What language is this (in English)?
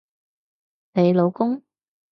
Cantonese